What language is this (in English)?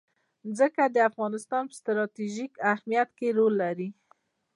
Pashto